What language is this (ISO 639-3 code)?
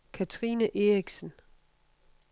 dan